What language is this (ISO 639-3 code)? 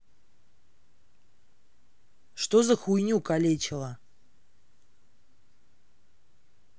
rus